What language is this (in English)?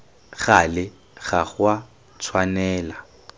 Tswana